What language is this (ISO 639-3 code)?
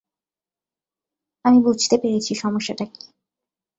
ben